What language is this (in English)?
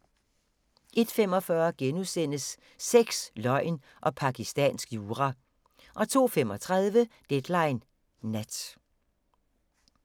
Danish